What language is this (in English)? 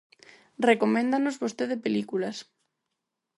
Galician